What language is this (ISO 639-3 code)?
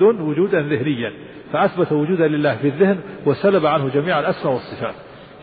ara